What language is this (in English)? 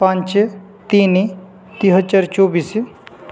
Odia